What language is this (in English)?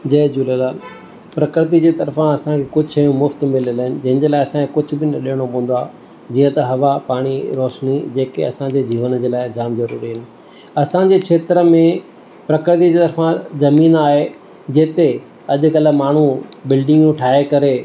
Sindhi